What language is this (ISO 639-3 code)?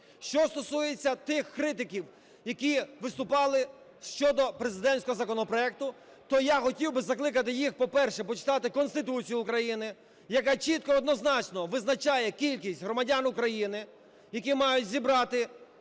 ukr